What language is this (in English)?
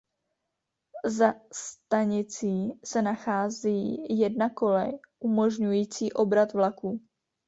Czech